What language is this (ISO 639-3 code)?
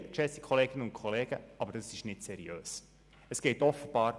gsw